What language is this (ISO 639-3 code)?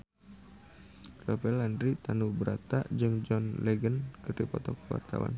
sun